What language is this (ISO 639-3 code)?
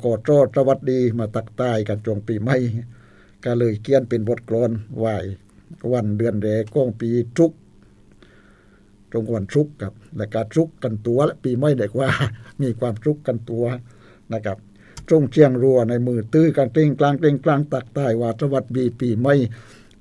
tha